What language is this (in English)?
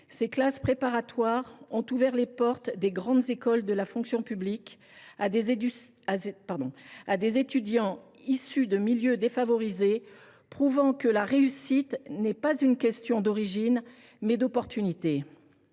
French